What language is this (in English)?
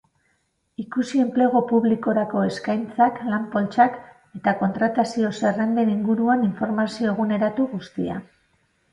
Basque